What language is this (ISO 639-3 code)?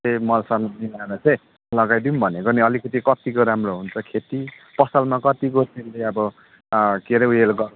nep